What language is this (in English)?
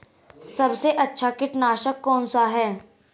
Hindi